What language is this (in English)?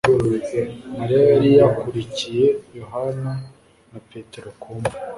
Kinyarwanda